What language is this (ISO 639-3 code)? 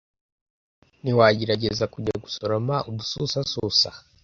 kin